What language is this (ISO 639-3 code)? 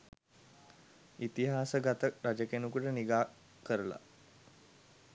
sin